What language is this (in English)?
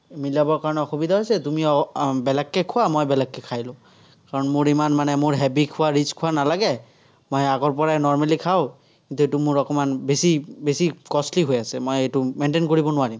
Assamese